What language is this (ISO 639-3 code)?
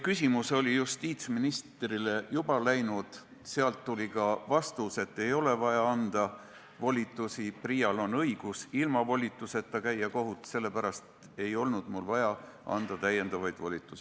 est